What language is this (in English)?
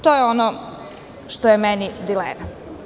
Serbian